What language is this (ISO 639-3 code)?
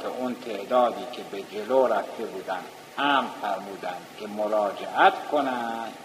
fas